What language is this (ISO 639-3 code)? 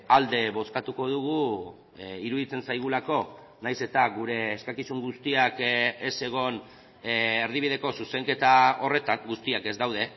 eus